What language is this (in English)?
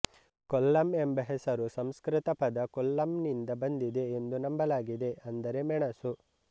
Kannada